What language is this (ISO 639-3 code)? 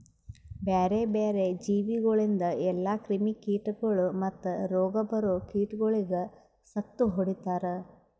kan